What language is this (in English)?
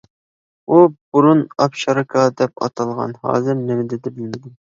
Uyghur